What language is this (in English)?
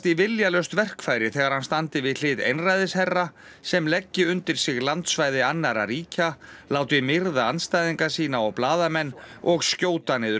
Icelandic